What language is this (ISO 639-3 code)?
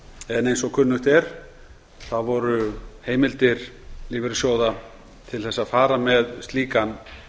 isl